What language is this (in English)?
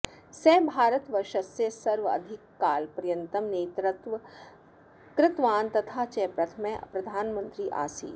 Sanskrit